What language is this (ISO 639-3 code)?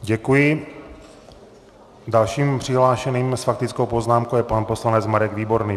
ces